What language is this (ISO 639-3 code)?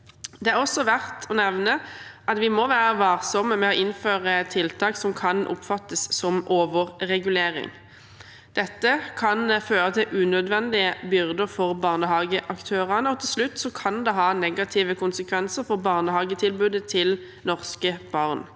nor